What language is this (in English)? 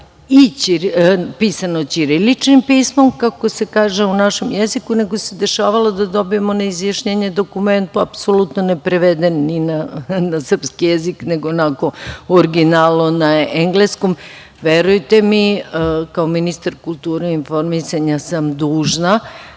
Serbian